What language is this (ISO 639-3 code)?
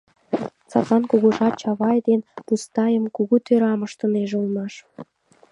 chm